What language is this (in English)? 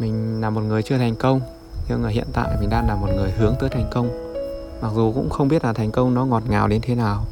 Vietnamese